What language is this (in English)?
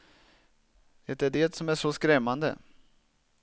Swedish